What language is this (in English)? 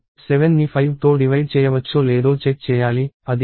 Telugu